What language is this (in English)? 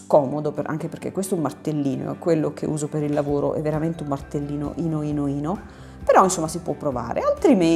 Italian